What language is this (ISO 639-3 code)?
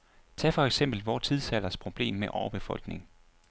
dan